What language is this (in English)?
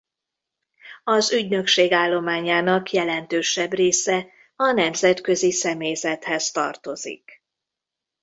Hungarian